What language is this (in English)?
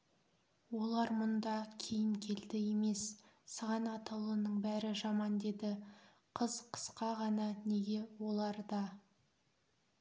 Kazakh